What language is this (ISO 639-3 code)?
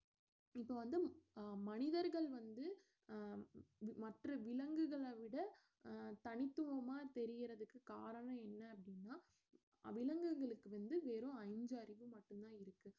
tam